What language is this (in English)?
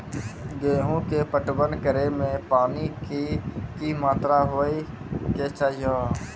Maithili